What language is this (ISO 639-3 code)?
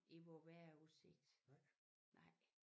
dan